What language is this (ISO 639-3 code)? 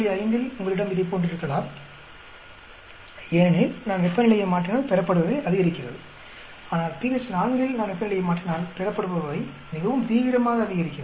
tam